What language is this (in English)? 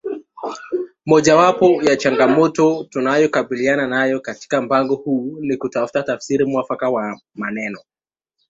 Swahili